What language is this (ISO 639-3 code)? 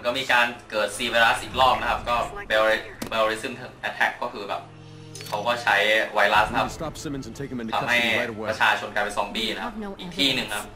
tha